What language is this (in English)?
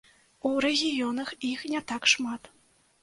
Belarusian